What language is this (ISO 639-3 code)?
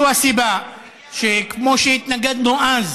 heb